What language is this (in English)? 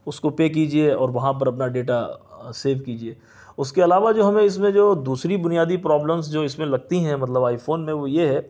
Urdu